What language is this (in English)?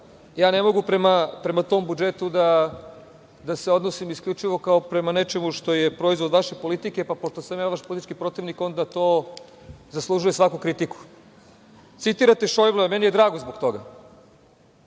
Serbian